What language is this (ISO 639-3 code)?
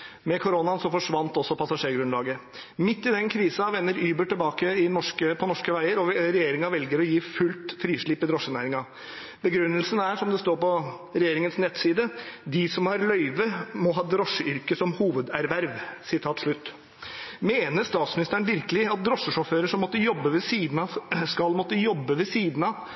nob